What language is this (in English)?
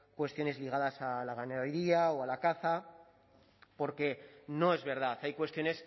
Spanish